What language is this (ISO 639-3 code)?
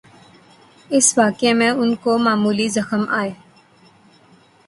urd